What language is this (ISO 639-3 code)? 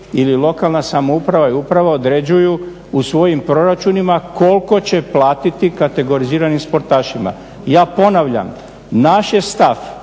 hrv